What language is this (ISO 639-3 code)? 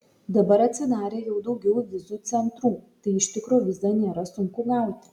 lit